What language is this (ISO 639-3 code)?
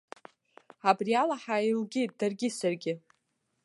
abk